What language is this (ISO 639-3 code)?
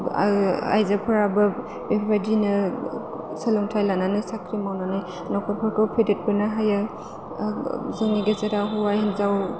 brx